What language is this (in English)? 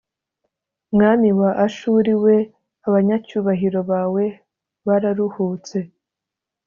Kinyarwanda